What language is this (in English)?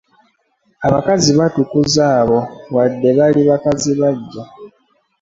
Ganda